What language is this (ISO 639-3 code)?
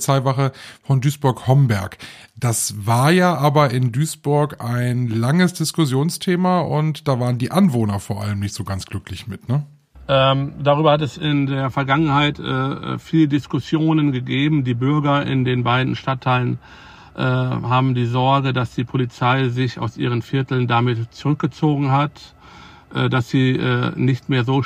deu